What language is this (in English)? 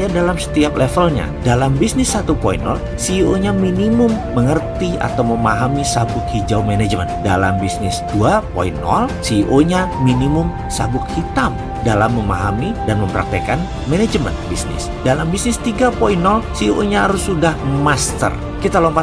Indonesian